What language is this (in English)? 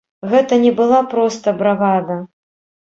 Belarusian